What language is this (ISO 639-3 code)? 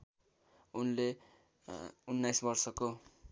nep